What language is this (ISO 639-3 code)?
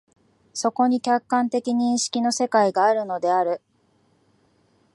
jpn